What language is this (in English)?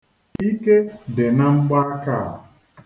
Igbo